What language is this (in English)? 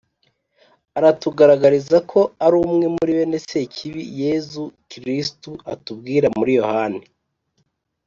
Kinyarwanda